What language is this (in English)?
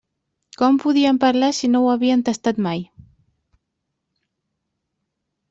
Catalan